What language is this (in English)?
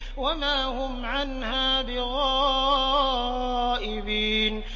Arabic